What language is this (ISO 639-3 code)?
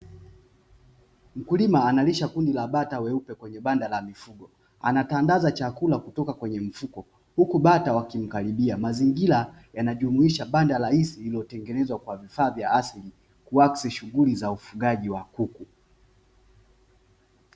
swa